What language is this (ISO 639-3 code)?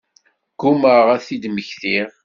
kab